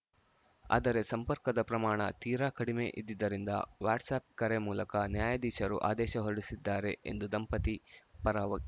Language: Kannada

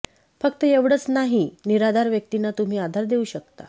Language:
Marathi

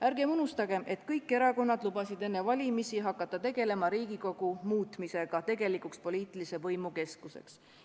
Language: Estonian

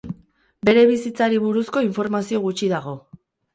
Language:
Basque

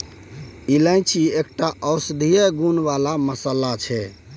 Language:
Maithili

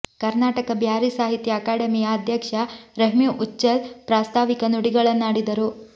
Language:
Kannada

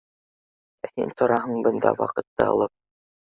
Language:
Bashkir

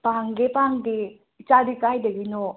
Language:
Manipuri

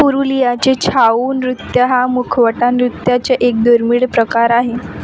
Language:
Marathi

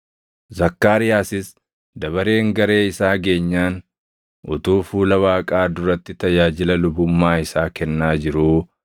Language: Oromo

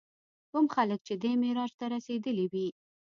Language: Pashto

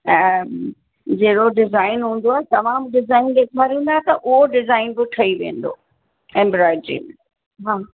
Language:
Sindhi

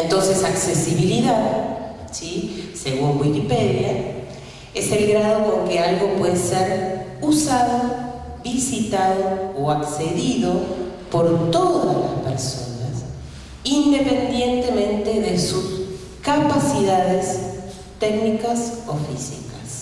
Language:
Spanish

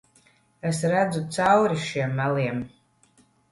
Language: Latvian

